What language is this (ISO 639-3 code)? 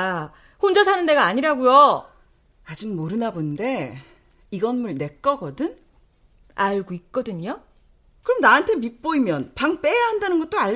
kor